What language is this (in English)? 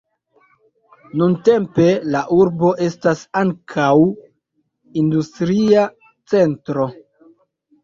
Esperanto